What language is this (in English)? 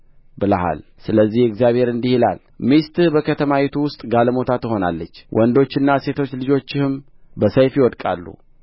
Amharic